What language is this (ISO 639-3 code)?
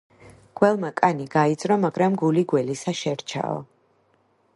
kat